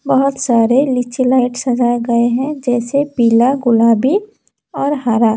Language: Hindi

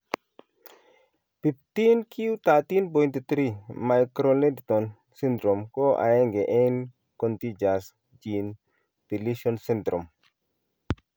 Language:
Kalenjin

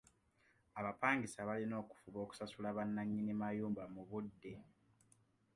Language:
Ganda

